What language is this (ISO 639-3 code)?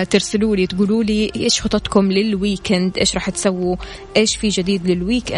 ara